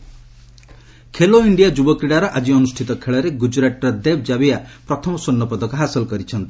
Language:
Odia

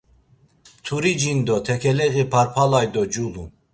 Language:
Laz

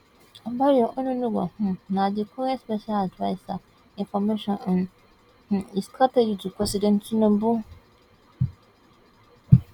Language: Nigerian Pidgin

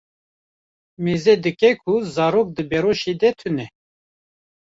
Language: Kurdish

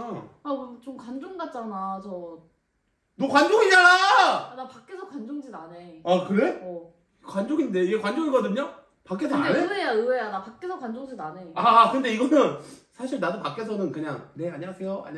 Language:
Korean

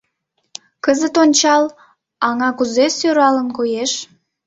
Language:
Mari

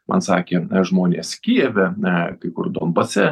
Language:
Lithuanian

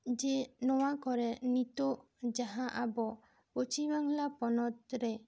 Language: Santali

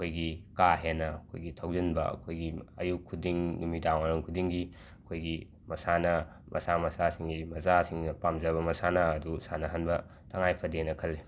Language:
Manipuri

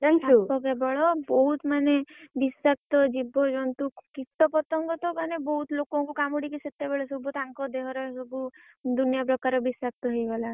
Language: Odia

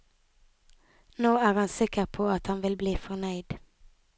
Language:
Norwegian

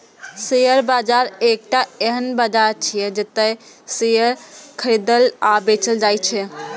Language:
Maithili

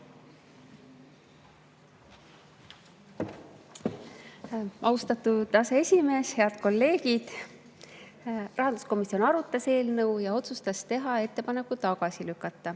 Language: Estonian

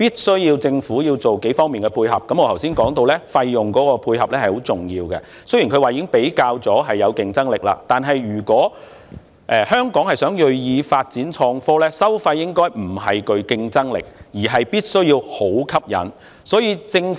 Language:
Cantonese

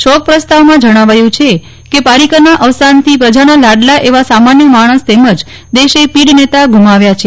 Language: Gujarati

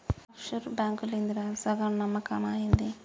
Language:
Telugu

